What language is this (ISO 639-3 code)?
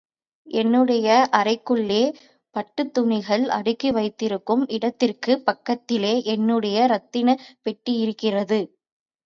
tam